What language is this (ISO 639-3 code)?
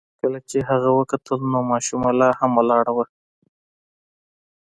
pus